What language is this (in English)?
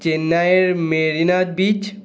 Bangla